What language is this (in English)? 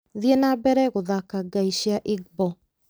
Kikuyu